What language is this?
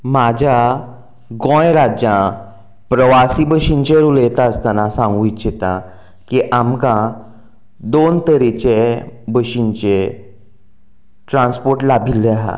Konkani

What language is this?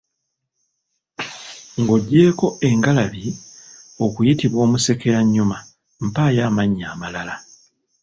Ganda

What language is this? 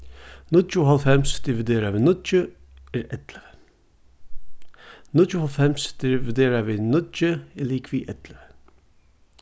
Faroese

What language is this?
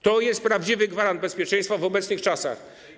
Polish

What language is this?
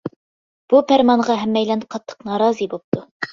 Uyghur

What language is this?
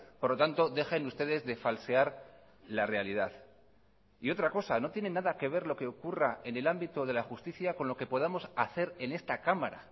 Spanish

